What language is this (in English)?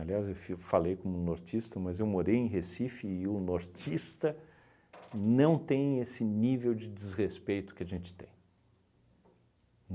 Portuguese